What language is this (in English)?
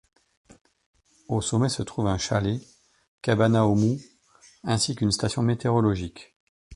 French